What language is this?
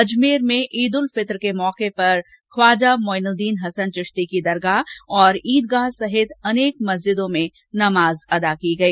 Hindi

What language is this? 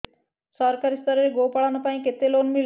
Odia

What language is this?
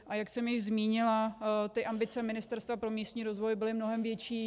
Czech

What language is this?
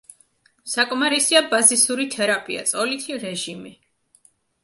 Georgian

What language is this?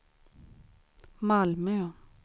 Swedish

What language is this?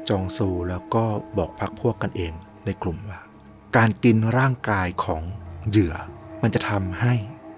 Thai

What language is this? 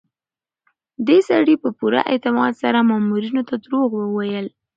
Pashto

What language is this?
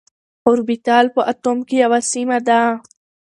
Pashto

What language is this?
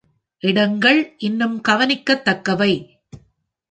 Tamil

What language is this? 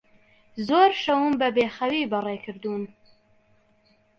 Central Kurdish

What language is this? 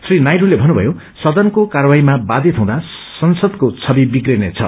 Nepali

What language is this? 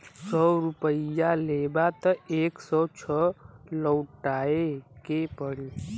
Bhojpuri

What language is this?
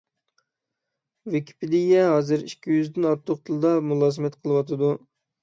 Uyghur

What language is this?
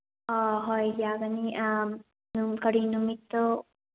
Manipuri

